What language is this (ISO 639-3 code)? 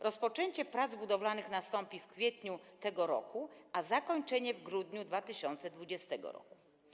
pol